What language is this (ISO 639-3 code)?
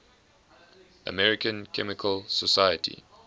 eng